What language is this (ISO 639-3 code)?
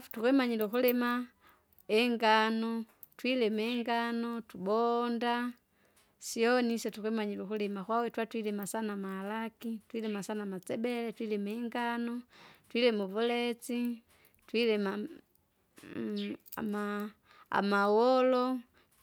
zga